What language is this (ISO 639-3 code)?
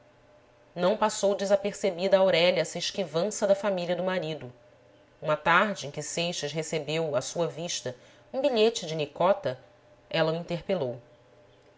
por